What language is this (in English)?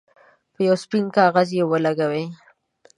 Pashto